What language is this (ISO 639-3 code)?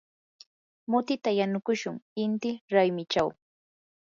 qur